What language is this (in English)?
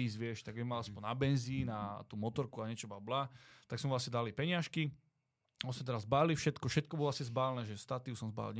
Slovak